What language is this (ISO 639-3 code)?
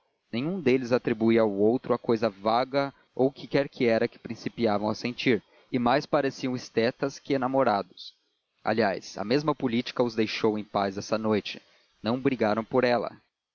por